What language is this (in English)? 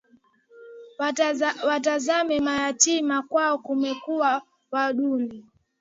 Swahili